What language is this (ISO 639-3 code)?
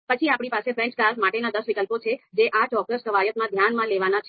guj